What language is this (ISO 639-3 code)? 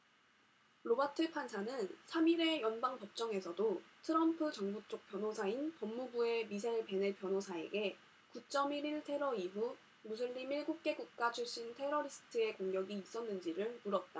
kor